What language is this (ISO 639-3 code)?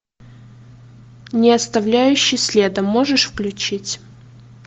rus